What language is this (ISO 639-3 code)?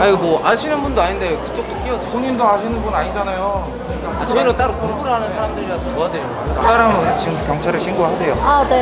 kor